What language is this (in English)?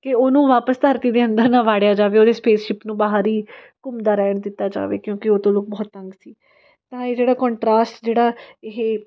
Punjabi